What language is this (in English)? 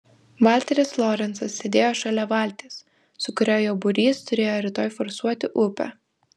Lithuanian